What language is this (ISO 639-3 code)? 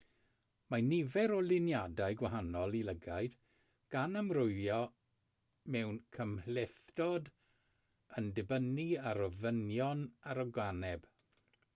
cym